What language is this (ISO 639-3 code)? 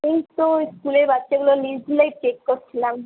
ben